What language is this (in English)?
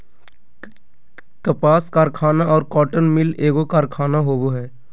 Magahi